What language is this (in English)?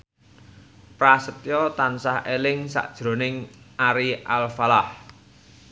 Javanese